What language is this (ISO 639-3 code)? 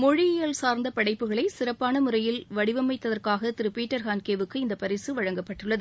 tam